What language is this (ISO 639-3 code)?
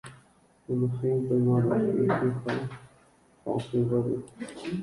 grn